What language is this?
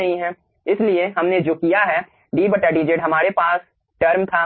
Hindi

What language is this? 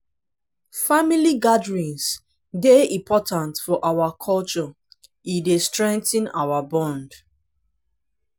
Nigerian Pidgin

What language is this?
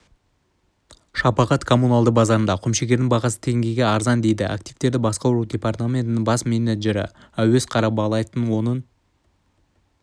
Kazakh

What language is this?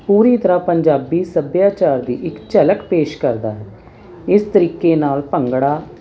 Punjabi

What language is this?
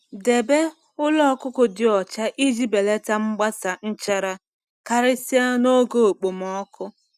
Igbo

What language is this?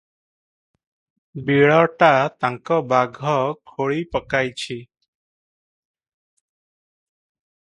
Odia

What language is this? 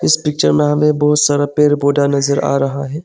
Hindi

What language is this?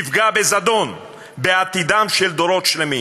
Hebrew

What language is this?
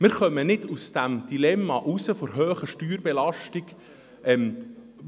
Swiss German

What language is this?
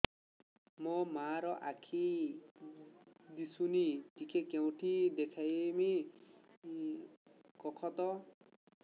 Odia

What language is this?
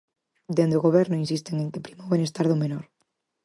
Galician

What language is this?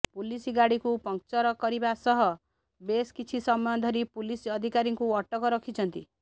Odia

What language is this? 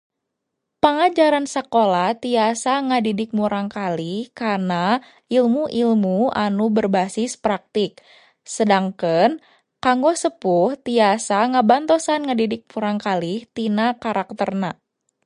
Sundanese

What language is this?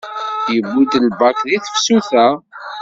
Kabyle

